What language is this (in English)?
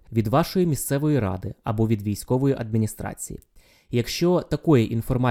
Ukrainian